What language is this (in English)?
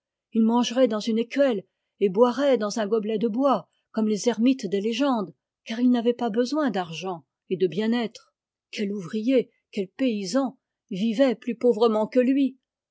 French